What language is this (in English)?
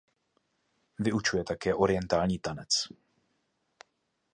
Czech